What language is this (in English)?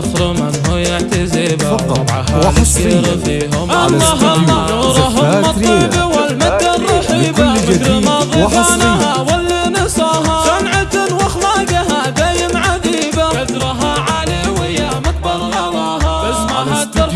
Arabic